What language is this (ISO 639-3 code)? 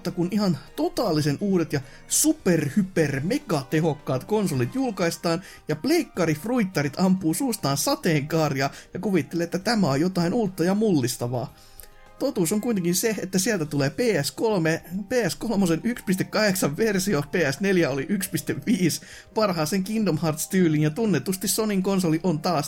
fin